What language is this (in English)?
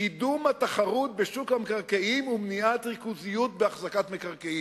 Hebrew